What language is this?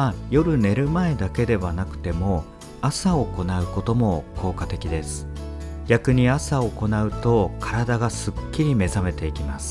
Japanese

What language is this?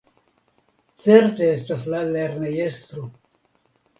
Esperanto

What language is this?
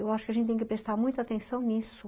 Portuguese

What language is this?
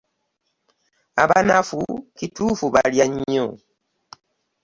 Ganda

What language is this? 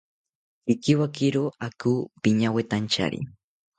South Ucayali Ashéninka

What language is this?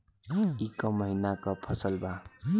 Bhojpuri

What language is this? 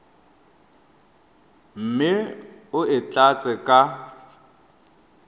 Tswana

